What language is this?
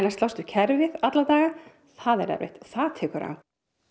Icelandic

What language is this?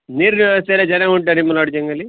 Kannada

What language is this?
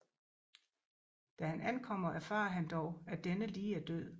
Danish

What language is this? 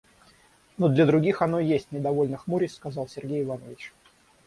Russian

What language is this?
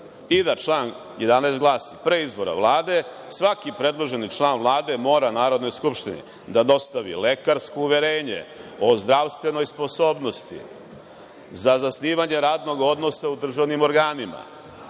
Serbian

